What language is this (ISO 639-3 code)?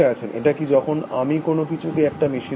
ben